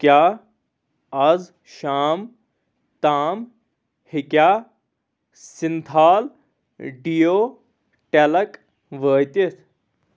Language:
Kashmiri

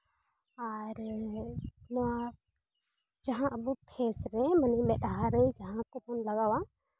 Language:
Santali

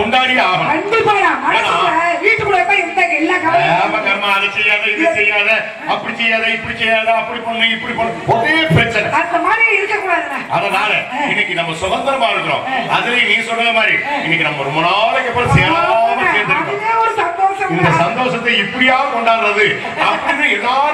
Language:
Tamil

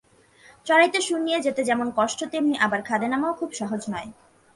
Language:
Bangla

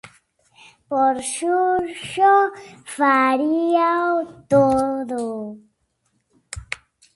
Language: Galician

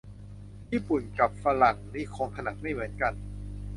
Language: Thai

